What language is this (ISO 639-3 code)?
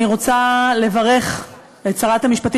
heb